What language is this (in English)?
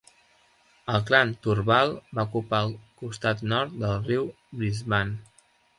Catalan